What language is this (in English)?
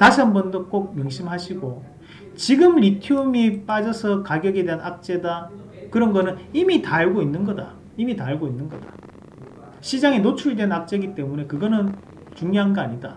Korean